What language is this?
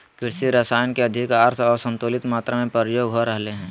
Magahi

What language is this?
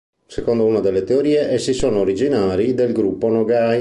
Italian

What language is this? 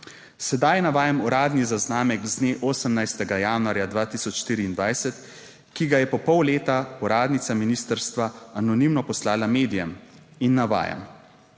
Slovenian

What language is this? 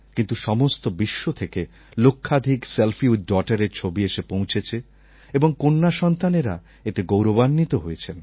Bangla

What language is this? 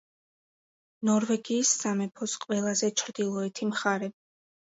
Georgian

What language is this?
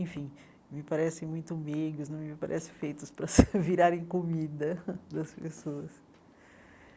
Portuguese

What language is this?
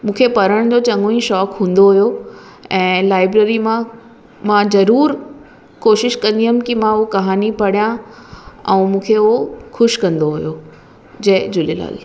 Sindhi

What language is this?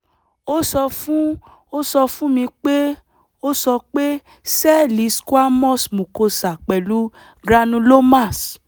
Yoruba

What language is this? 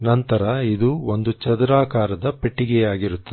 Kannada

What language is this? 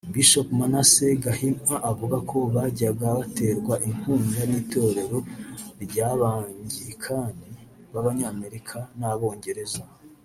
Kinyarwanda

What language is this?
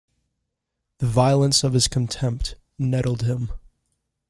English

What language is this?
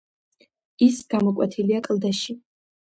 Georgian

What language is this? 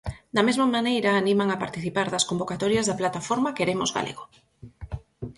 Galician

